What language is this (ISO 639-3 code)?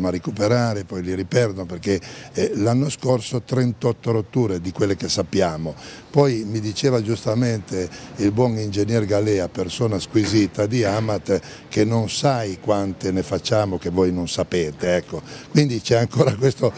ita